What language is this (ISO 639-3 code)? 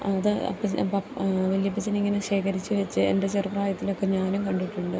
mal